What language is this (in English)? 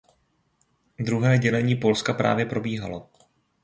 Czech